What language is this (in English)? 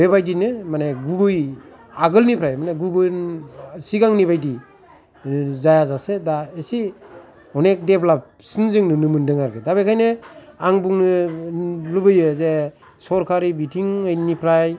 Bodo